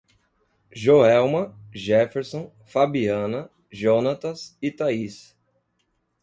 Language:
Portuguese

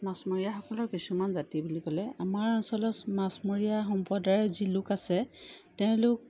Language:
Assamese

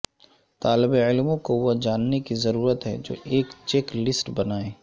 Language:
Urdu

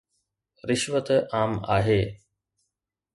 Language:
Sindhi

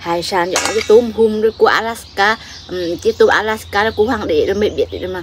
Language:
Vietnamese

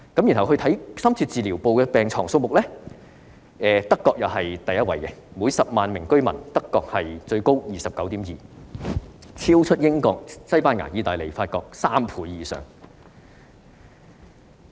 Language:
Cantonese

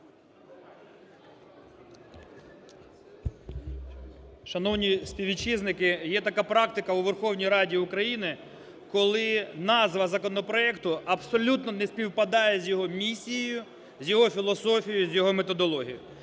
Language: Ukrainian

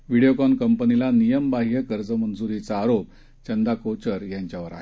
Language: Marathi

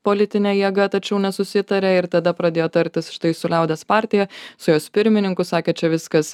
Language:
Lithuanian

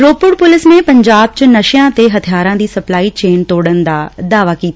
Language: Punjabi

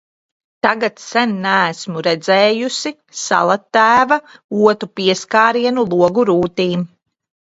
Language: Latvian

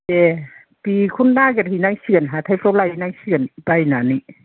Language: Bodo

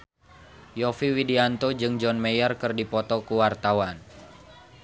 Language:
Sundanese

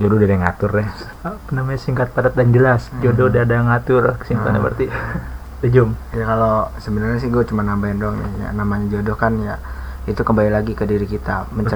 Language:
Indonesian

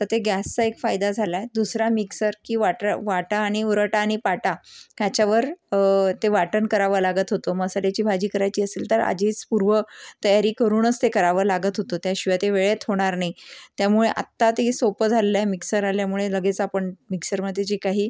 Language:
Marathi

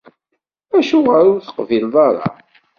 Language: Kabyle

